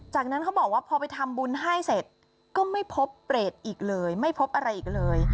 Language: Thai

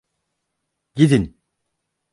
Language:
Turkish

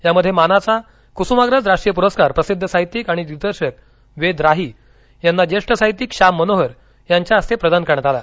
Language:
Marathi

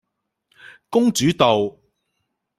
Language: Cantonese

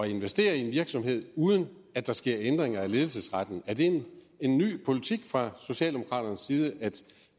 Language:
Danish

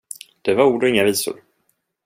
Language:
Swedish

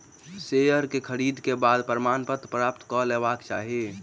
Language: Maithili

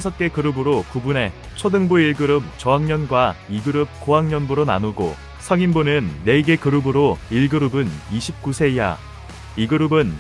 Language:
Korean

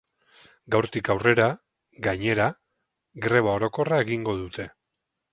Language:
Basque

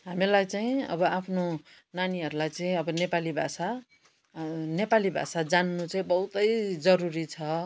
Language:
Nepali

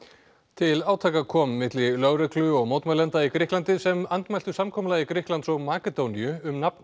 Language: Icelandic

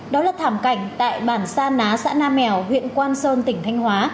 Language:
Vietnamese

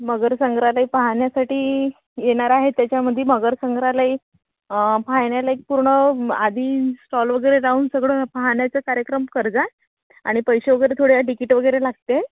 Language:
Marathi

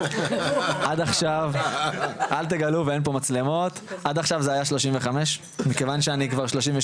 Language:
Hebrew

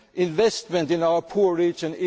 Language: English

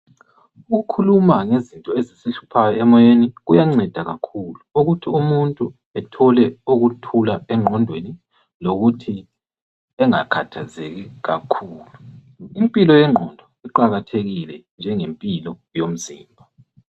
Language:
North Ndebele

